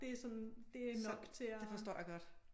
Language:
Danish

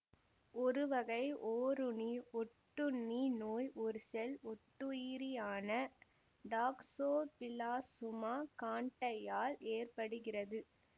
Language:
Tamil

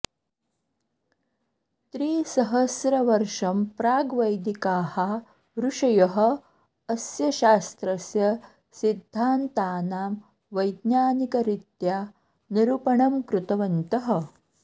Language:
Sanskrit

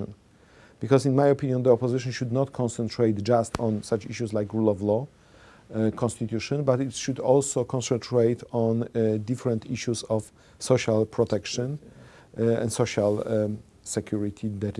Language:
English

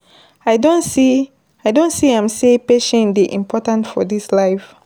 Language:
Nigerian Pidgin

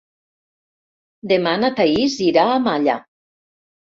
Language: Catalan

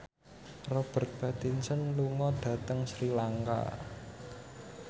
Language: Javanese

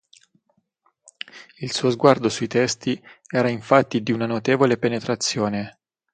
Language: Italian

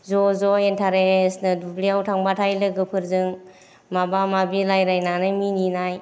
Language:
Bodo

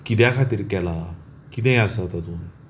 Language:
Konkani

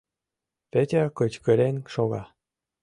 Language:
Mari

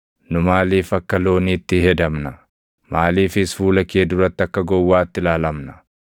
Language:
Oromo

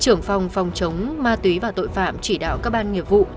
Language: Vietnamese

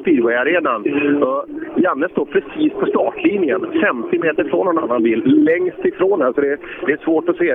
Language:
Swedish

